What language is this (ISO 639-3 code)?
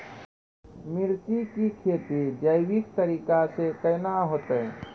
mai